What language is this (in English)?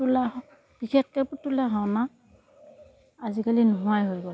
Assamese